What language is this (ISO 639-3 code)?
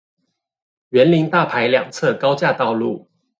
zho